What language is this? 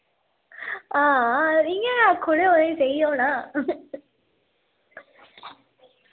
Dogri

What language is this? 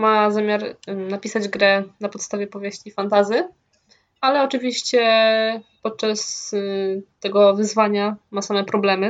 Polish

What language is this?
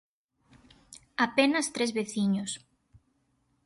Galician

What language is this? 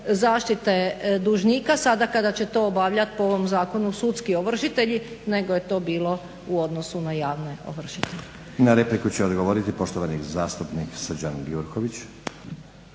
Croatian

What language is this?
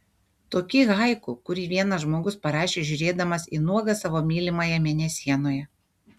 Lithuanian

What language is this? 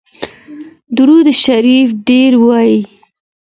Pashto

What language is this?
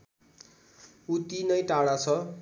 Nepali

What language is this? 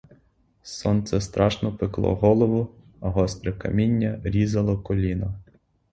Ukrainian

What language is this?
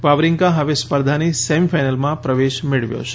Gujarati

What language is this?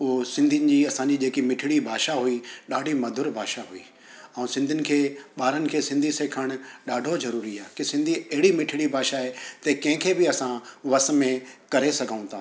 Sindhi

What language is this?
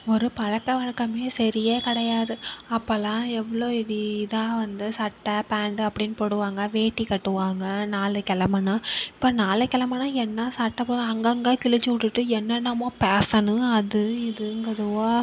Tamil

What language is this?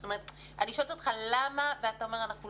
Hebrew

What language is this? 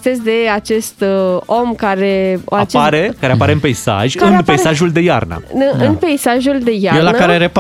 Romanian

